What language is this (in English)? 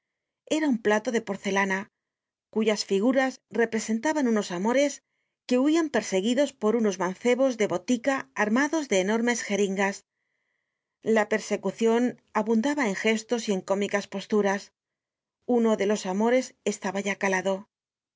Spanish